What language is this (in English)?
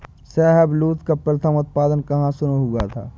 Hindi